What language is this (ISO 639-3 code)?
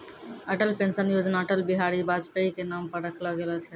mai